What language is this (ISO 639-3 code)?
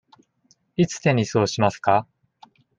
jpn